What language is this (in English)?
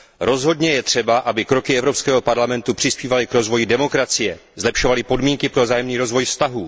Czech